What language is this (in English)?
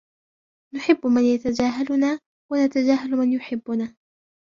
Arabic